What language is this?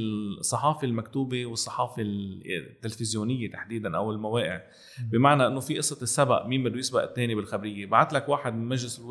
Arabic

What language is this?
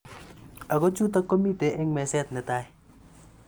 Kalenjin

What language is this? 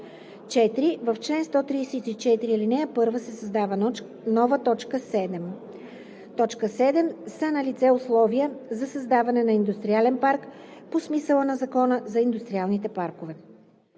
Bulgarian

